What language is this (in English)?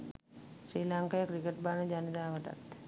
Sinhala